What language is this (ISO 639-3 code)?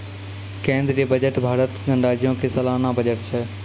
mai